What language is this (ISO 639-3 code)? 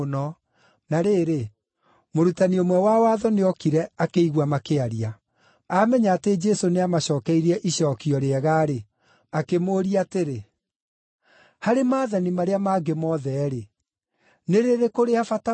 kik